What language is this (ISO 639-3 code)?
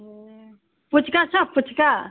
nep